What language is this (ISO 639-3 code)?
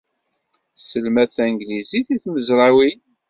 kab